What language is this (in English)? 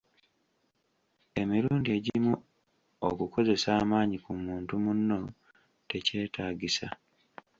Ganda